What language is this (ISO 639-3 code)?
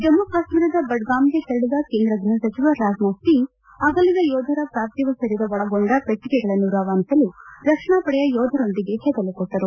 kan